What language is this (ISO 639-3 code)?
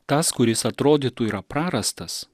lit